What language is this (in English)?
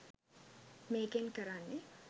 Sinhala